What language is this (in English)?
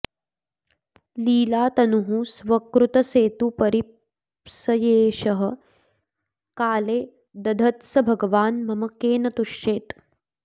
Sanskrit